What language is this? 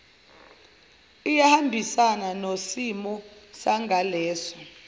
Zulu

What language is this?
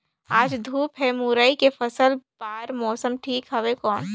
Chhattisgarhi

